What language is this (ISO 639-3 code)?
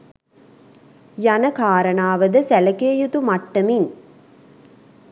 sin